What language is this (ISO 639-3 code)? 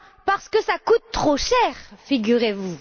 fra